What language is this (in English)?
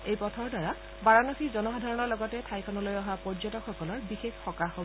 Assamese